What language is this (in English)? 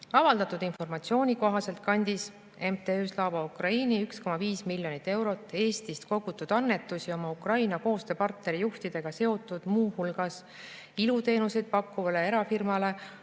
Estonian